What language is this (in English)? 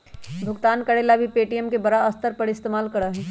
Magahi